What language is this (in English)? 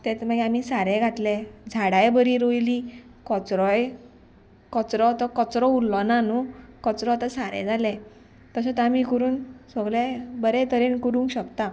Konkani